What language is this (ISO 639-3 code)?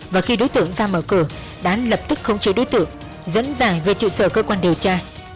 vie